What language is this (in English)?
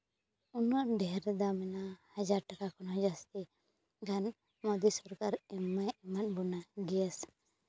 Santali